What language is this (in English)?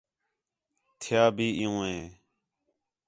Khetrani